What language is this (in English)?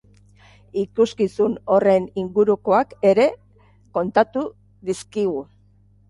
Basque